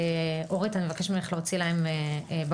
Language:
Hebrew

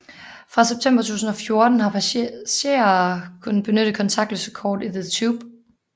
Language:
Danish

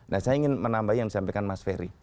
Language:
Indonesian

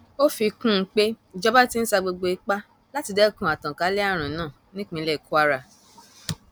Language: Yoruba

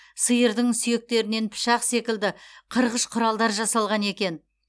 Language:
Kazakh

